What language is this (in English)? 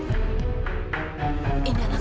Indonesian